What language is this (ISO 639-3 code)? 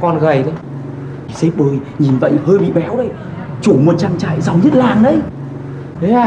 vie